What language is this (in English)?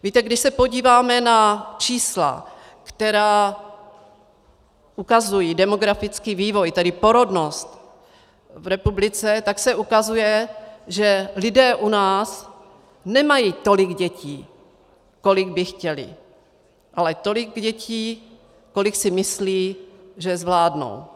Czech